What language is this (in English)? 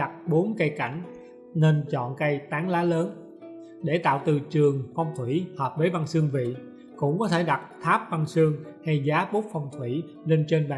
Vietnamese